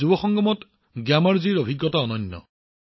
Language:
Assamese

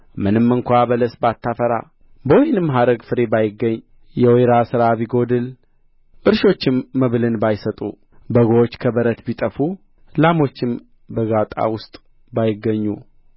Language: Amharic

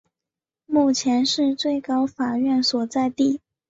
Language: Chinese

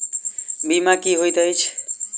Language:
Maithili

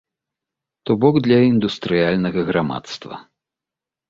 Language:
Belarusian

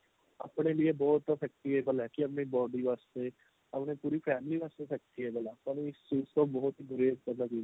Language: Punjabi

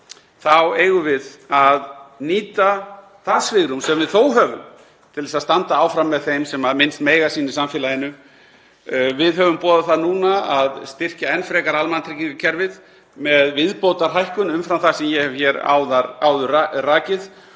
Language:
Icelandic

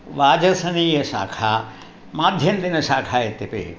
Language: Sanskrit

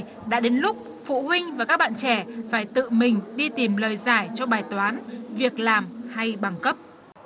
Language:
Vietnamese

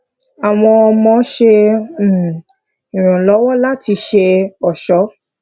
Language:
Yoruba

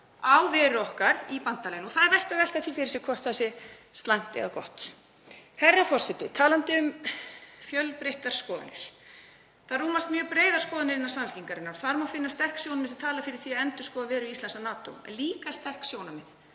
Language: Icelandic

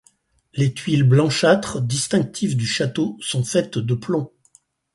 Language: French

